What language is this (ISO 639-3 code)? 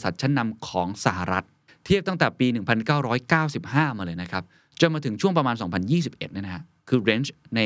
tha